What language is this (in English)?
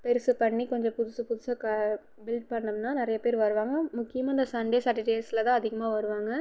Tamil